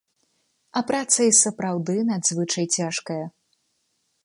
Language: Belarusian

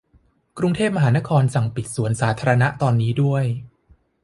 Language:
Thai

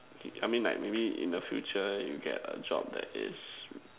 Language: English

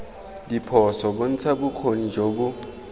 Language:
Tswana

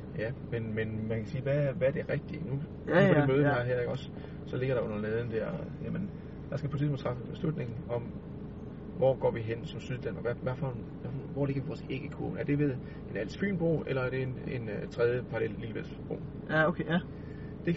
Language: Danish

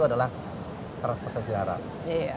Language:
Indonesian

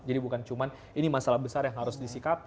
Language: Indonesian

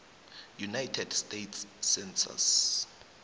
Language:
South Ndebele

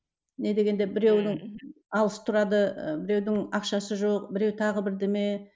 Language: Kazakh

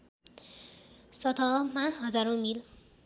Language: Nepali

